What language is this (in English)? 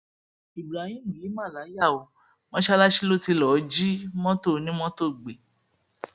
Yoruba